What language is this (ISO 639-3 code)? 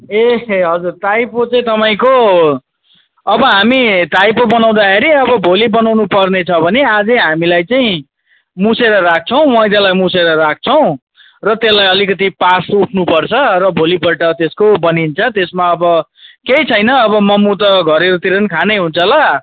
nep